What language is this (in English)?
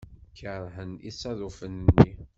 Kabyle